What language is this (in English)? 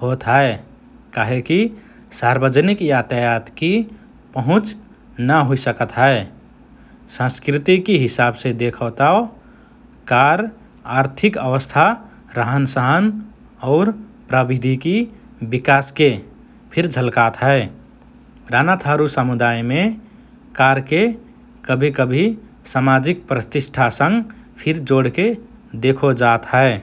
Rana Tharu